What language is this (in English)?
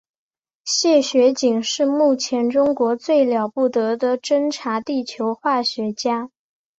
Chinese